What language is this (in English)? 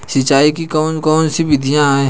Hindi